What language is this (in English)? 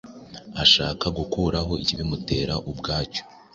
Kinyarwanda